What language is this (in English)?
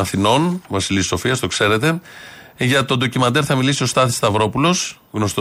Greek